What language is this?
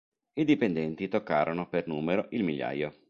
Italian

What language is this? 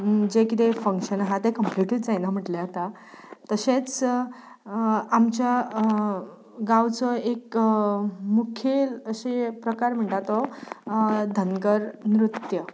Konkani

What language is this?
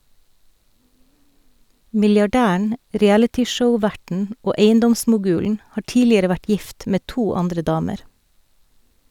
Norwegian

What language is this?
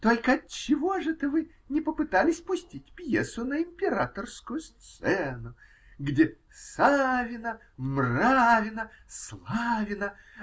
Russian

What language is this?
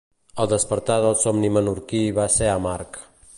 Catalan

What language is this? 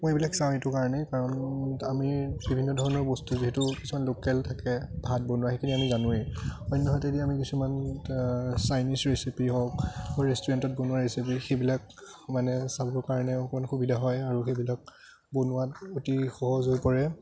Assamese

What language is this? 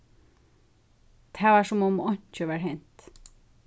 Faroese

